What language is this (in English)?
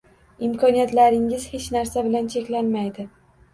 Uzbek